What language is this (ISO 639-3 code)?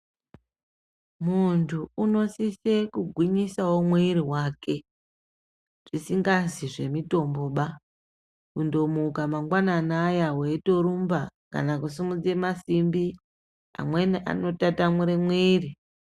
ndc